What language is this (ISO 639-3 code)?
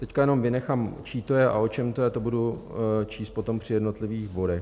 ces